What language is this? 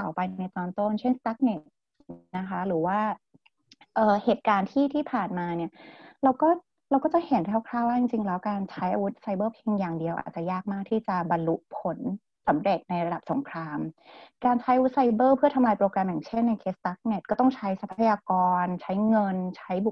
Thai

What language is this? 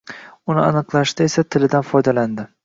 Uzbek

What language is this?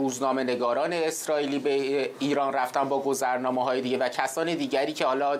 Persian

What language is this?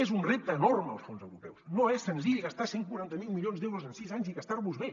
Catalan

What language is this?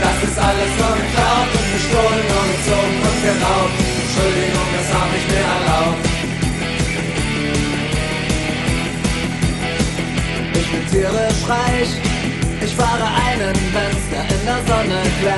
Hebrew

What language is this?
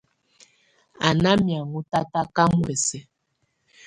Tunen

